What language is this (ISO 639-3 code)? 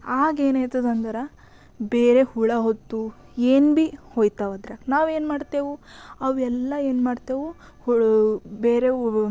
kan